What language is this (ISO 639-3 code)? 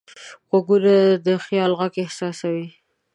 pus